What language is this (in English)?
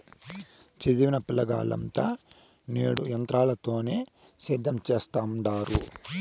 Telugu